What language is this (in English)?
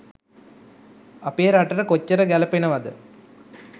Sinhala